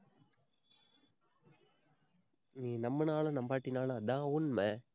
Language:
Tamil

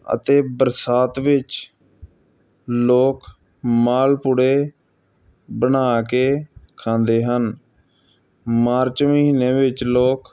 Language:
Punjabi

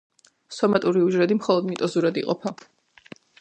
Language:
Georgian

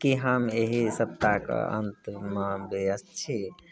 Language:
Maithili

